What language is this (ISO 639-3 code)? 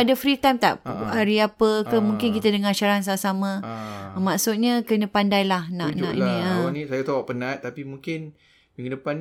msa